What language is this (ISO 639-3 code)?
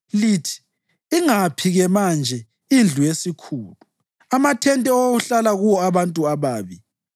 nde